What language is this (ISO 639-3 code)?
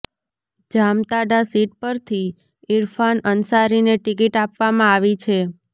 guj